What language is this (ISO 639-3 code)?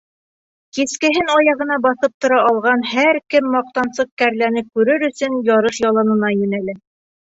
bak